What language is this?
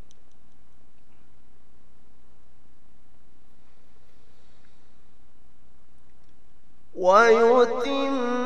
Arabic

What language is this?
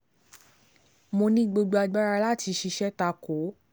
Yoruba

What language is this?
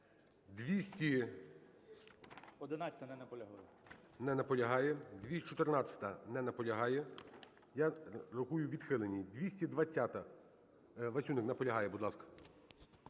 Ukrainian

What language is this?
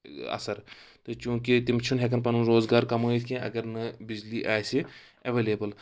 Kashmiri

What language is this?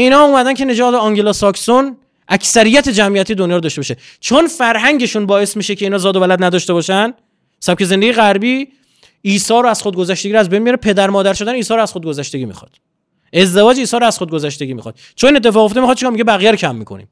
Persian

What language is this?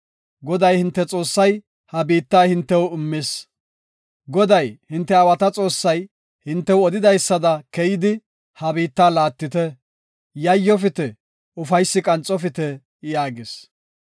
Gofa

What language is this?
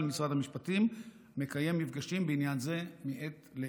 Hebrew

